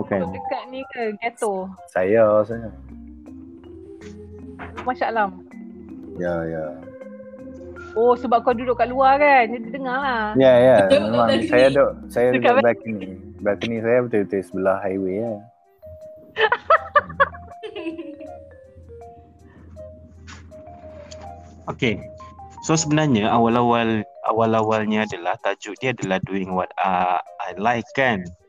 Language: Malay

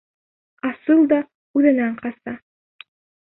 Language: Bashkir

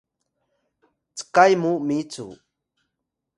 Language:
Atayal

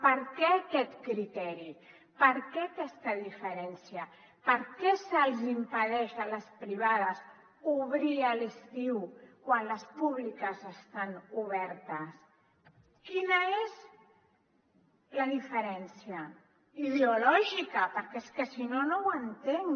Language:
Catalan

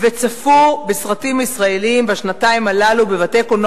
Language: Hebrew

